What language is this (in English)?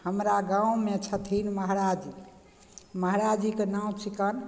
Maithili